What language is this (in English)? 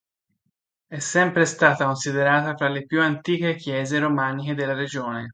Italian